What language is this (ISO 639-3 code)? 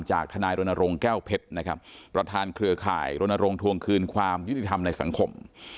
tha